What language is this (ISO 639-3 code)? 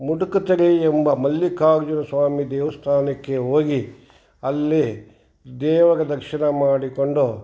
kan